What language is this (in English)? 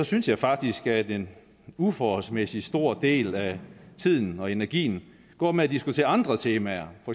Danish